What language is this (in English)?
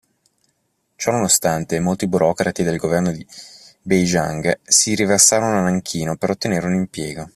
Italian